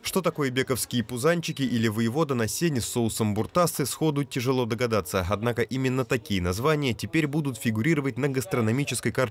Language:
Russian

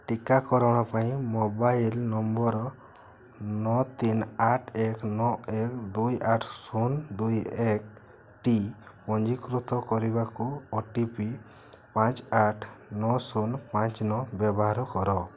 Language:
Odia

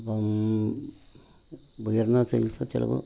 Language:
Malayalam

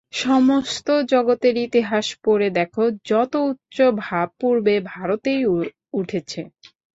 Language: Bangla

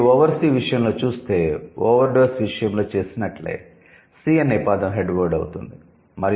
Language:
Telugu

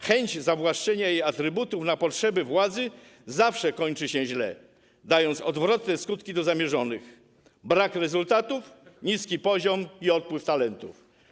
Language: Polish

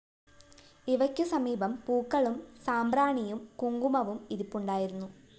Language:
Malayalam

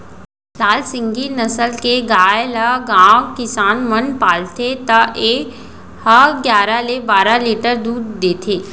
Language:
Chhattisgarhi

